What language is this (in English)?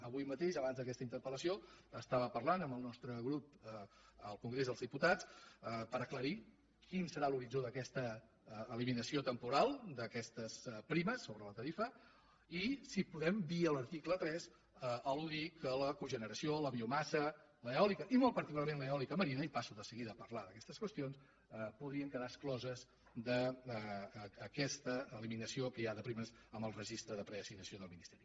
Catalan